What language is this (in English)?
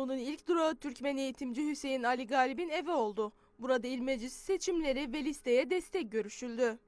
Turkish